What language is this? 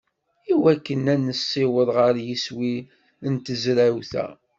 Kabyle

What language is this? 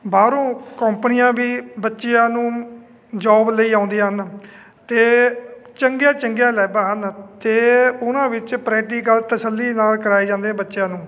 Punjabi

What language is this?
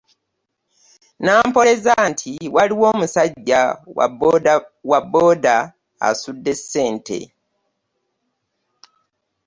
Ganda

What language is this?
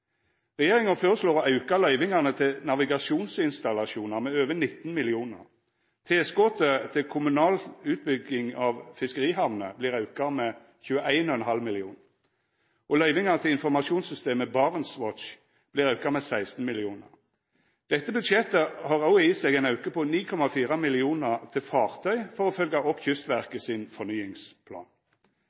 Norwegian Nynorsk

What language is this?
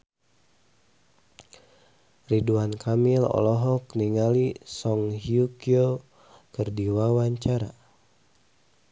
Sundanese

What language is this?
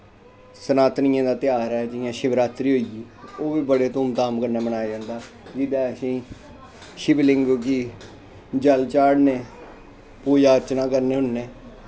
Dogri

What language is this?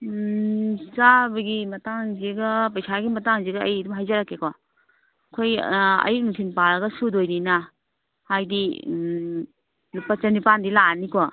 Manipuri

